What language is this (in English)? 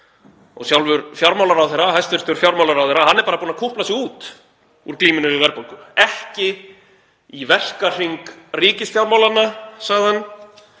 Icelandic